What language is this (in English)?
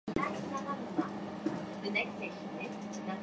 Japanese